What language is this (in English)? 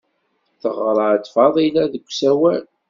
Kabyle